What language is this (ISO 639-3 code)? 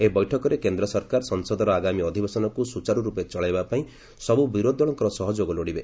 ori